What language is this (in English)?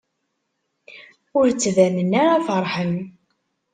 Kabyle